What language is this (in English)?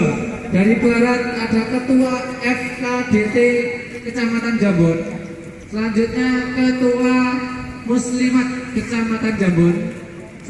Indonesian